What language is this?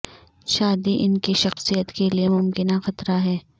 Urdu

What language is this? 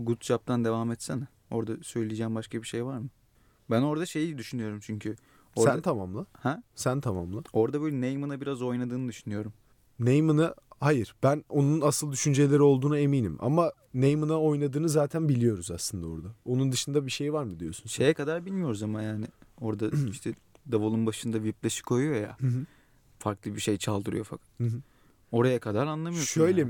Turkish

